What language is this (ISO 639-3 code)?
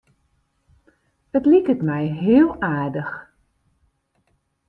fry